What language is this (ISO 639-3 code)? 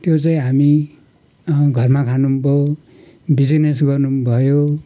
nep